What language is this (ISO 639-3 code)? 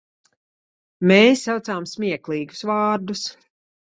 lav